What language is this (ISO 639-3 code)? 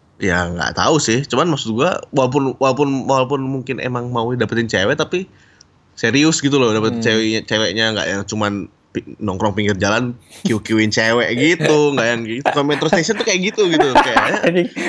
ind